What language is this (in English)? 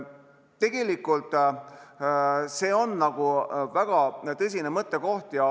Estonian